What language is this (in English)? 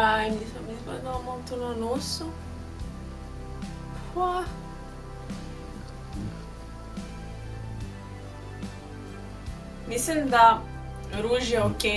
Romanian